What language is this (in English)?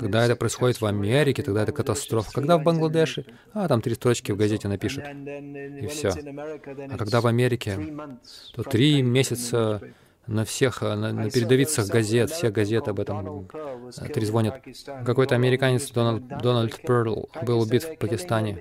Russian